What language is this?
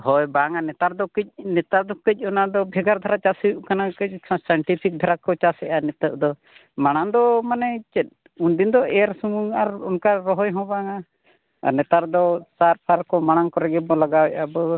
Santali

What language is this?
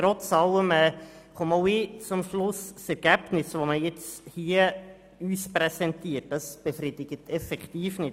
Swiss German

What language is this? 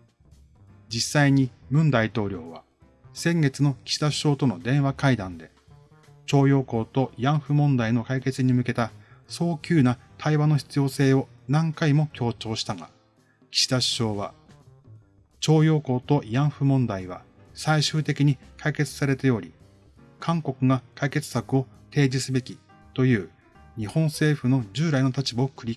Japanese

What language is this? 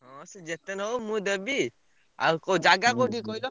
Odia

